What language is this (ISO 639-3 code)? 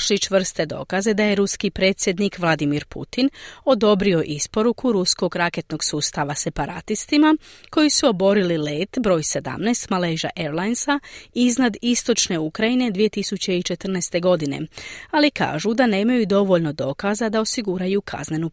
hrv